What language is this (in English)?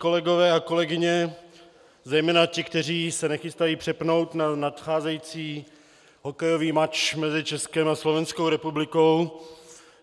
Czech